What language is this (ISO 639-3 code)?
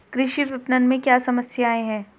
hin